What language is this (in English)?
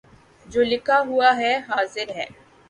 Urdu